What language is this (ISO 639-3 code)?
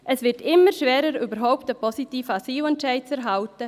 gsw